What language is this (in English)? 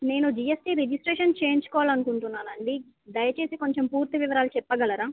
Telugu